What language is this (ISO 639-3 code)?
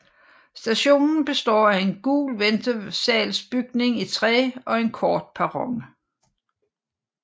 dan